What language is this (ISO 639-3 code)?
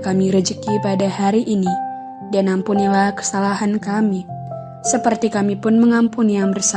ind